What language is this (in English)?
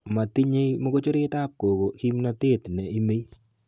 Kalenjin